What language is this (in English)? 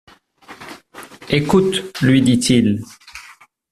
French